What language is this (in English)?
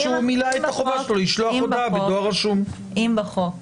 Hebrew